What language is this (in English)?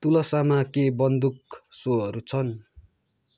Nepali